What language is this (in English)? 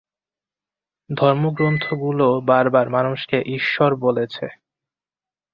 Bangla